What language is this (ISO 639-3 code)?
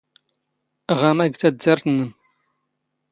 zgh